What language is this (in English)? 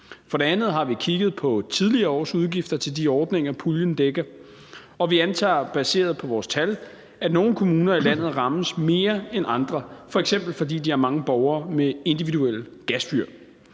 Danish